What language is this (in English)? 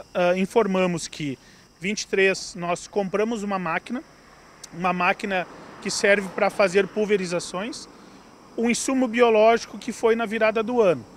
Portuguese